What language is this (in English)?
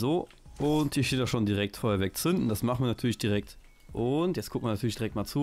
German